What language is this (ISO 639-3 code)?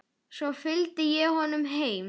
isl